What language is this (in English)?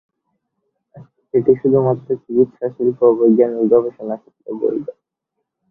Bangla